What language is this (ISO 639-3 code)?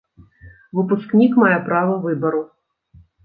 bel